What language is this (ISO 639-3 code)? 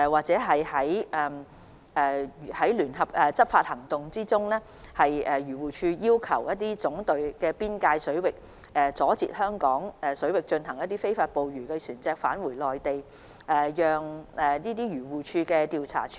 yue